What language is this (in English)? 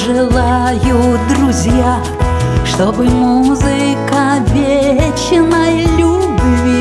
Russian